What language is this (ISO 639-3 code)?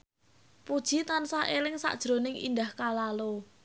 jav